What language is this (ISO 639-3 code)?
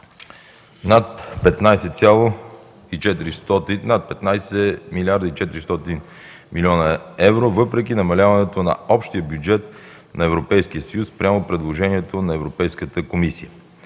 bul